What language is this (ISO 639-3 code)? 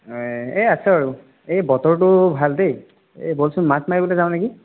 asm